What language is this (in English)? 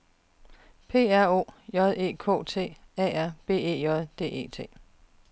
Danish